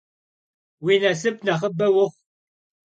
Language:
Kabardian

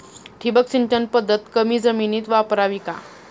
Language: Marathi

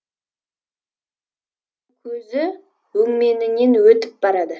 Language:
Kazakh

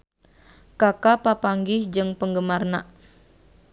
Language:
Sundanese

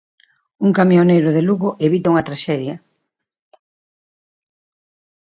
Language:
Galician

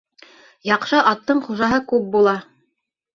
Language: Bashkir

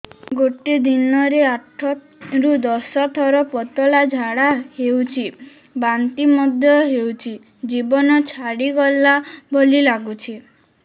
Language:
Odia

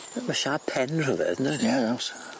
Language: Welsh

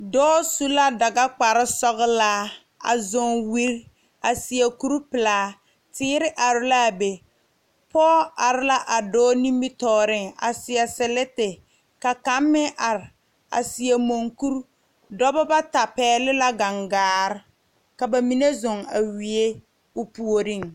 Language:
Southern Dagaare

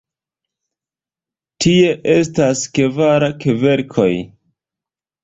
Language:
Esperanto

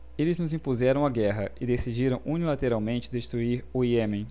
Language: Portuguese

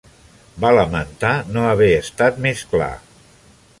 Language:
Catalan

